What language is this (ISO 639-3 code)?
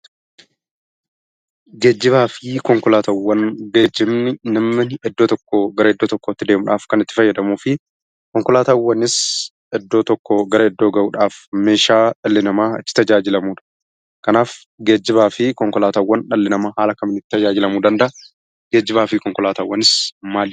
orm